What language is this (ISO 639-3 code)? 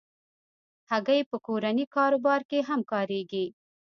pus